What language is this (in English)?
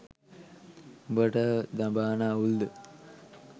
Sinhala